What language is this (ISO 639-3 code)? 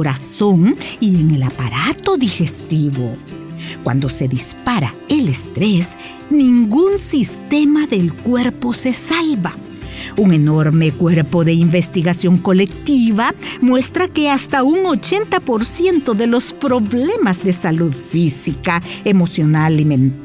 spa